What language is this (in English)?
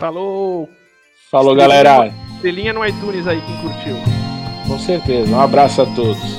Portuguese